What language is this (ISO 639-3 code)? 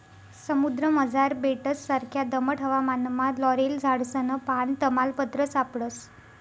mar